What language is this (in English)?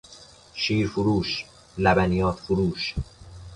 Persian